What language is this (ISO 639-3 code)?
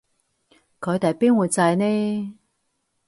yue